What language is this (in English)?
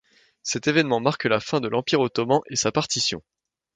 French